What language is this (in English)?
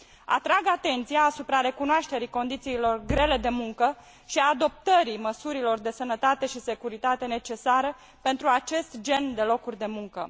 Romanian